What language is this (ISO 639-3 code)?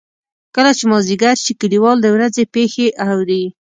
pus